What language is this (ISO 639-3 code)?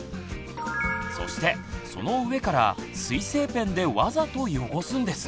jpn